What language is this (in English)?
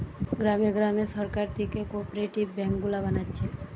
Bangla